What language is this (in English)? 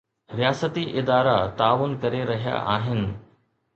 Sindhi